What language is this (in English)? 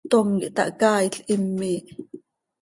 Seri